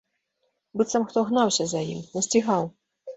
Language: Belarusian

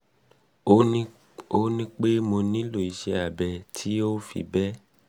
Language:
Yoruba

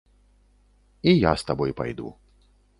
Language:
Belarusian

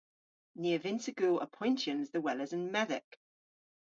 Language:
Cornish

